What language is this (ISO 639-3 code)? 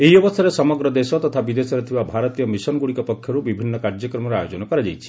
ori